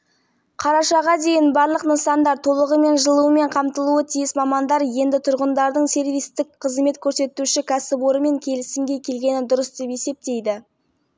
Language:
Kazakh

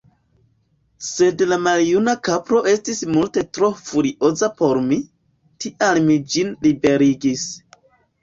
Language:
Esperanto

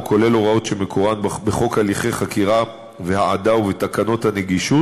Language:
Hebrew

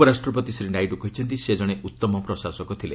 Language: Odia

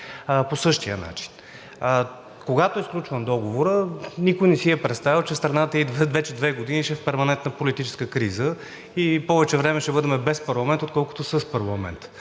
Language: Bulgarian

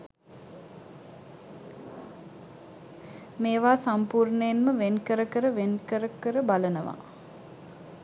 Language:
Sinhala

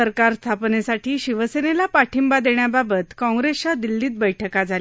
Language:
Marathi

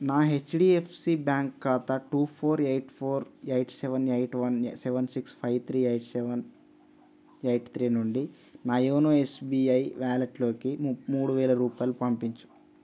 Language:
Telugu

